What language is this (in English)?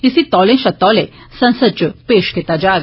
Dogri